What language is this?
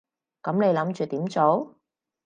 Cantonese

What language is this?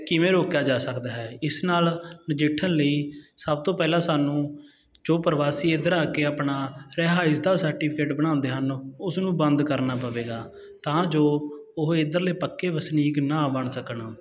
Punjabi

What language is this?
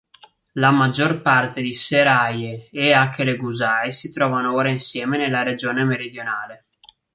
Italian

